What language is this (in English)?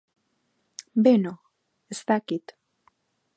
Basque